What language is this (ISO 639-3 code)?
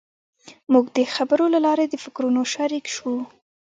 pus